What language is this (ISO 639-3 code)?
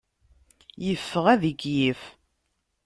kab